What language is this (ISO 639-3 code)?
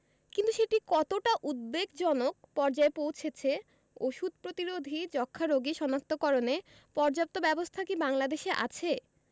ben